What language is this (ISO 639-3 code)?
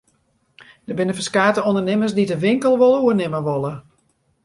fry